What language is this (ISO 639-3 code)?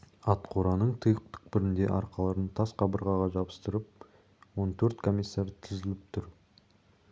kaz